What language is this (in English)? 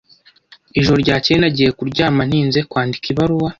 Kinyarwanda